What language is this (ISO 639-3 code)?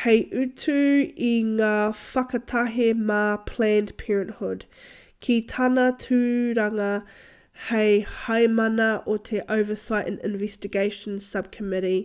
mri